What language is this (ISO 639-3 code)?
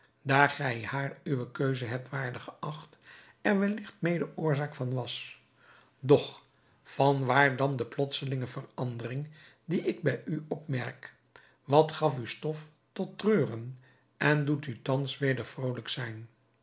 nld